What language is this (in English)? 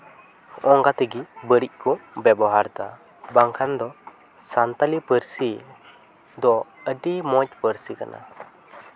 Santali